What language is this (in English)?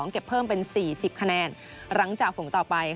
Thai